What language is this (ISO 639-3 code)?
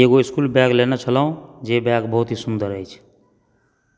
mai